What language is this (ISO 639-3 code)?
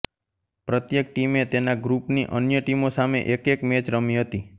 guj